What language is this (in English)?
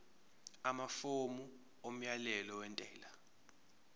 Zulu